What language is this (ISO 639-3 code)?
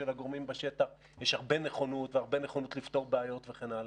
heb